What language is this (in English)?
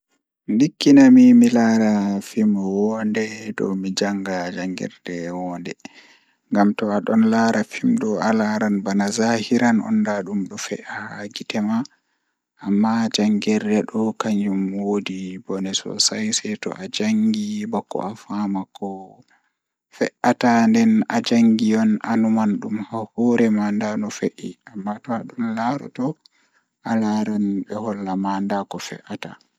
Fula